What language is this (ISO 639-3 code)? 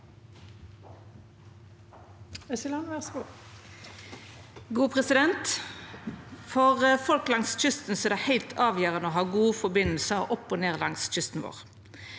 nor